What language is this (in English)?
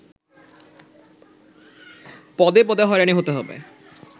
Bangla